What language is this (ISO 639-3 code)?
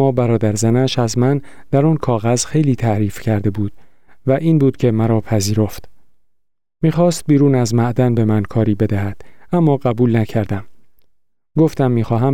fas